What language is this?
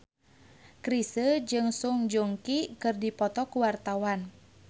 Sundanese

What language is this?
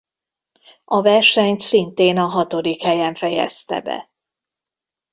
Hungarian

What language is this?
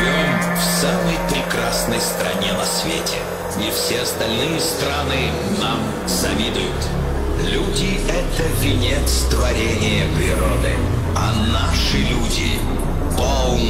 Russian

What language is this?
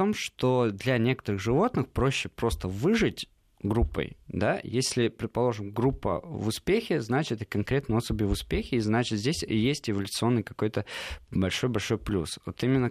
Russian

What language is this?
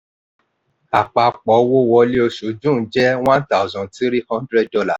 Yoruba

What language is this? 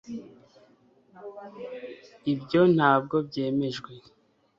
Kinyarwanda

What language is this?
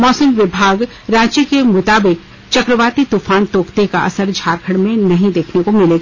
Hindi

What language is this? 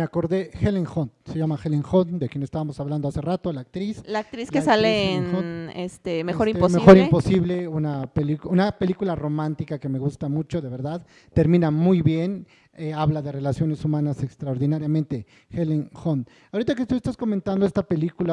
Spanish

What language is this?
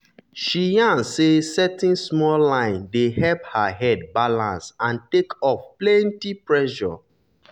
Nigerian Pidgin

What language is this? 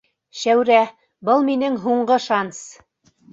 Bashkir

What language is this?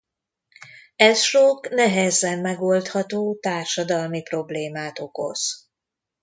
Hungarian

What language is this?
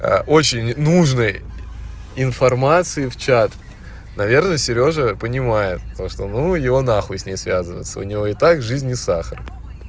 Russian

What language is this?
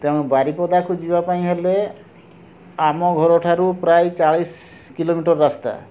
Odia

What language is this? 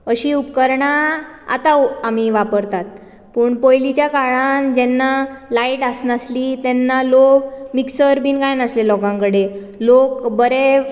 Konkani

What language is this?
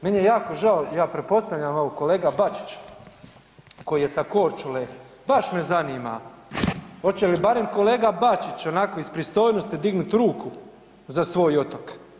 Croatian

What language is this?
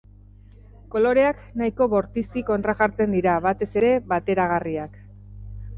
Basque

